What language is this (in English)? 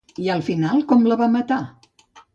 Catalan